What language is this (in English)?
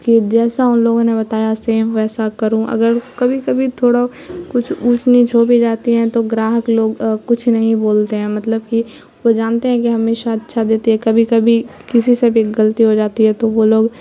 Urdu